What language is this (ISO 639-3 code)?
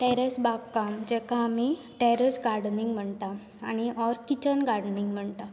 kok